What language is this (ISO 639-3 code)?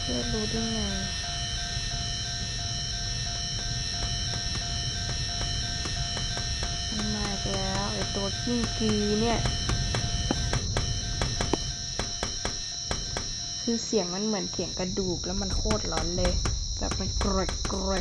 tha